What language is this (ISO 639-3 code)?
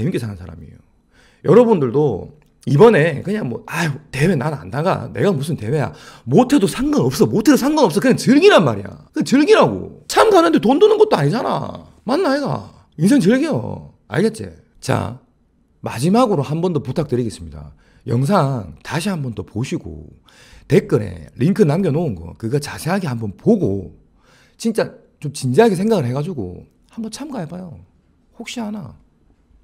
kor